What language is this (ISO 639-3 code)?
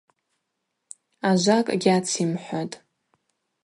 abq